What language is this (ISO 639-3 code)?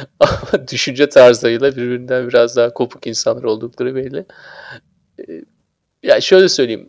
tur